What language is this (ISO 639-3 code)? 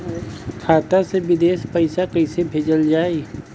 bho